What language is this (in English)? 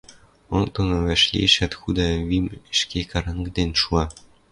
Western Mari